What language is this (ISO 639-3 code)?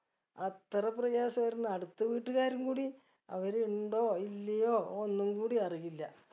mal